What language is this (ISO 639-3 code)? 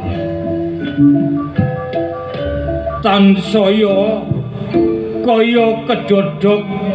ind